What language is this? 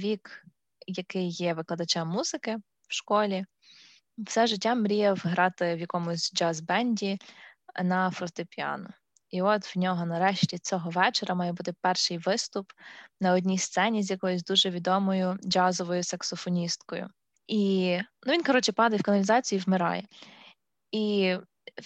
Ukrainian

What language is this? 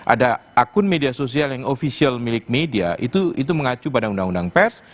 Indonesian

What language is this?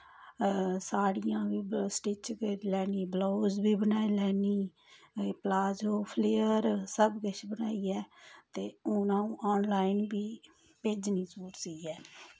Dogri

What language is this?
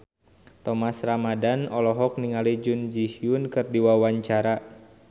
Sundanese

